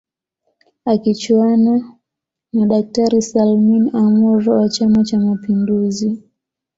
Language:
Swahili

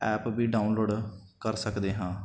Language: Punjabi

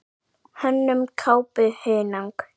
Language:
Icelandic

